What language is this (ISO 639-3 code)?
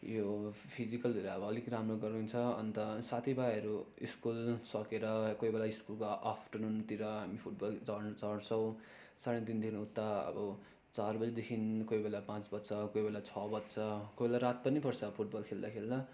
nep